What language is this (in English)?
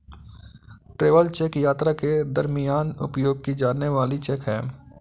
Hindi